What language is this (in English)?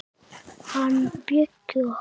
Icelandic